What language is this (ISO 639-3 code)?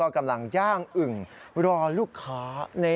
tha